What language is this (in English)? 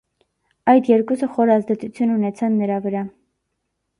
Armenian